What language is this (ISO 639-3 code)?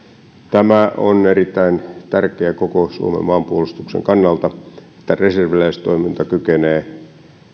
fin